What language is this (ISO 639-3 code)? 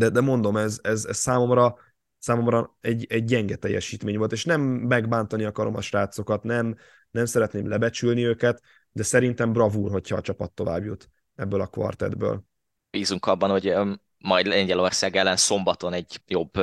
hun